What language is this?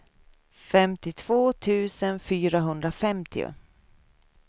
Swedish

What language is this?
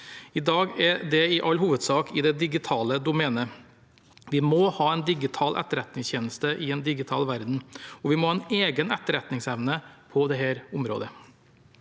Norwegian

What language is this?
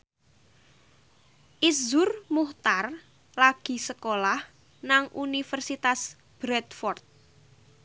Javanese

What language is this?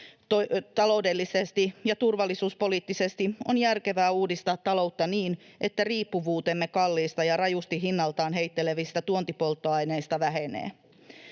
Finnish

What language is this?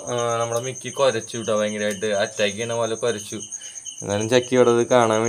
Hindi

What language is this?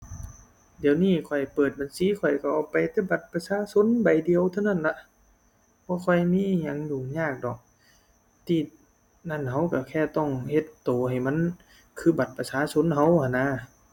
Thai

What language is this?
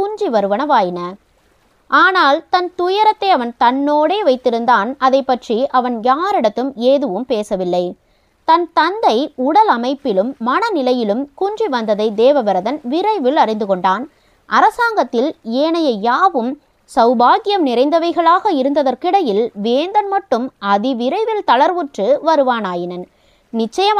Tamil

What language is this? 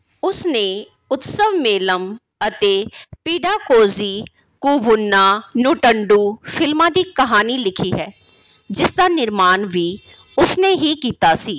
Punjabi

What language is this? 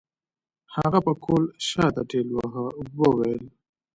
Pashto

